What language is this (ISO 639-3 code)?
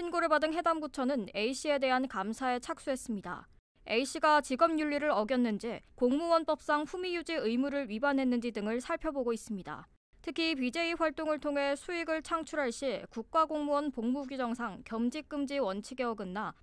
kor